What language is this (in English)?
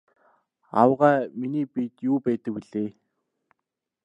Mongolian